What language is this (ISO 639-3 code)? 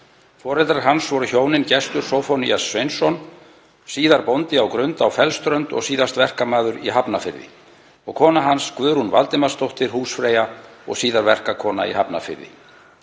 isl